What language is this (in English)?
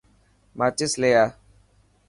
Dhatki